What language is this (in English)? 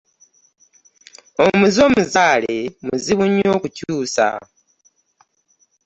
Ganda